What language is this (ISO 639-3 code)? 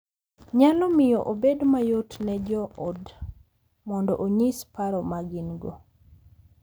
luo